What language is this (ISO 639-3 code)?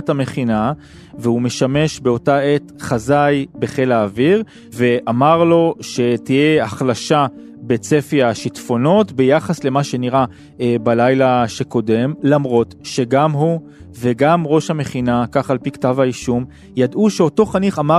heb